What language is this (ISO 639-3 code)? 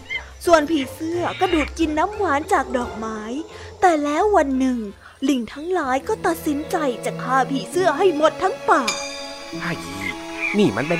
tha